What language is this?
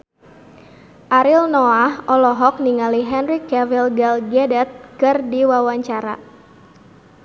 Sundanese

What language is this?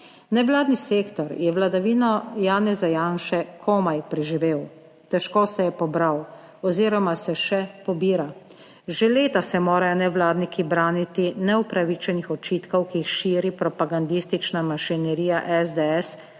Slovenian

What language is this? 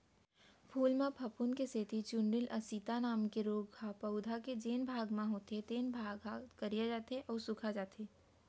Chhattisgarhi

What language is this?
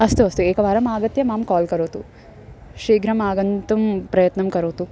Sanskrit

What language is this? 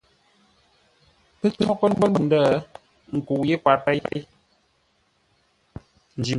Ngombale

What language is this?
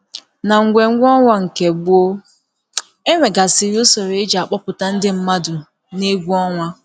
Igbo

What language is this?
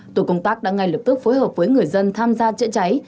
Vietnamese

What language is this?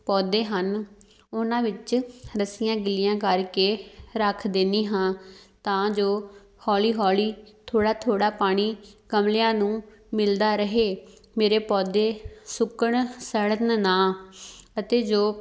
Punjabi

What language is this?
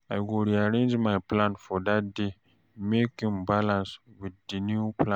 Nigerian Pidgin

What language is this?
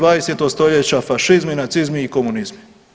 Croatian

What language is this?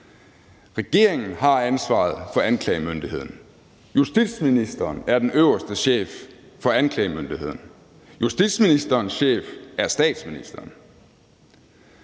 Danish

